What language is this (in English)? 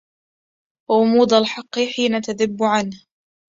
Arabic